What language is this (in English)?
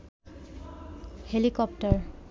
Bangla